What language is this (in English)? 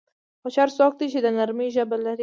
Pashto